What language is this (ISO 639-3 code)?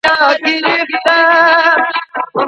pus